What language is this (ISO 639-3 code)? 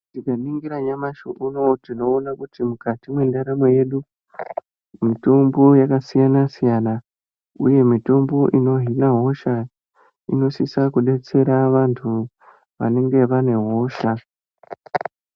ndc